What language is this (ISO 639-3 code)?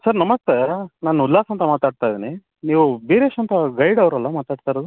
kan